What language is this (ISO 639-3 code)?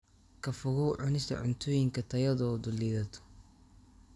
som